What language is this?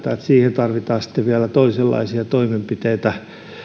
Finnish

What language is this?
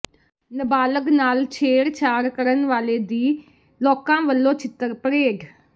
Punjabi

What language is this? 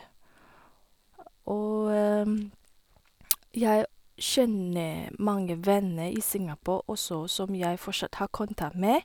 Norwegian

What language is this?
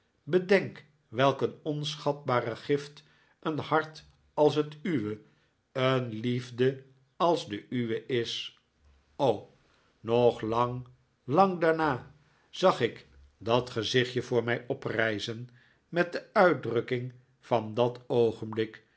Dutch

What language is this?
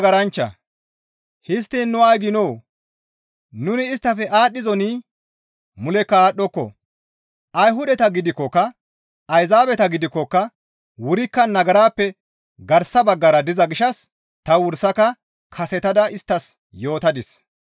Gamo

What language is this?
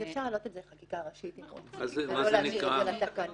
Hebrew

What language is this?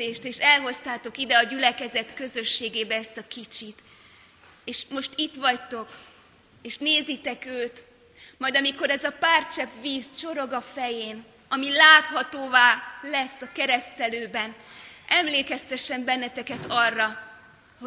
Hungarian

